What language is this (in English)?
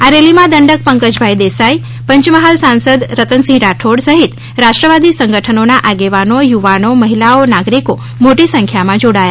Gujarati